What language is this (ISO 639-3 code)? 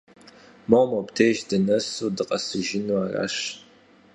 kbd